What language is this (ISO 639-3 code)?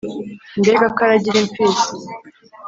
kin